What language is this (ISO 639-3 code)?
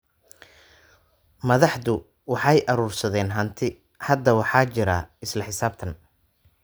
som